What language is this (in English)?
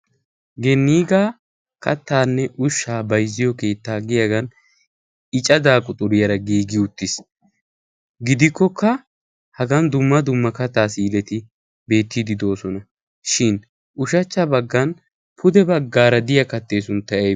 Wolaytta